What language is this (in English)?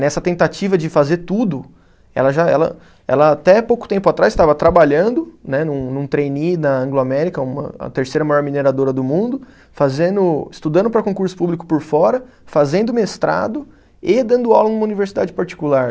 Portuguese